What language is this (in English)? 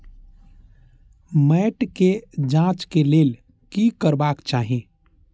Maithili